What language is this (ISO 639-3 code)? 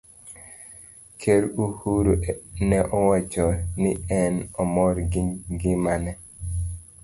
luo